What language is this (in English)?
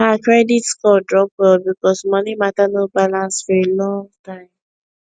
Nigerian Pidgin